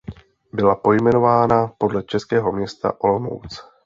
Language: Czech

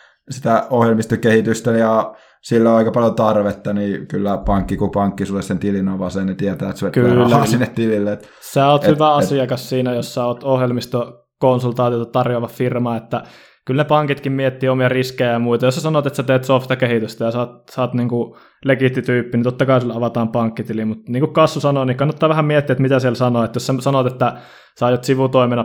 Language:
Finnish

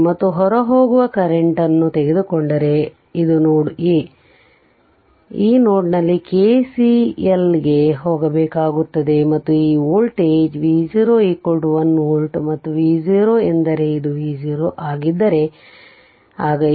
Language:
Kannada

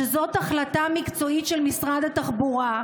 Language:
Hebrew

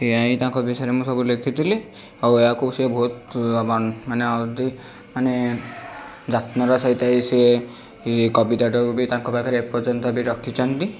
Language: Odia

